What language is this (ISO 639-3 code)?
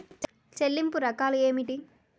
tel